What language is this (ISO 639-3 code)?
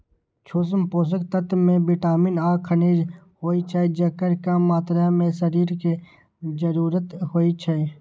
mai